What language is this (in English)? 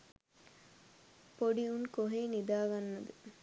Sinhala